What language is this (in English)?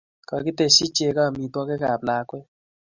Kalenjin